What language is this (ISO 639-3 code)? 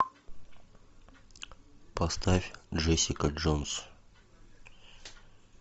rus